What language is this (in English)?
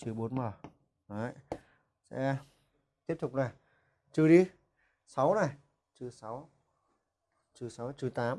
Vietnamese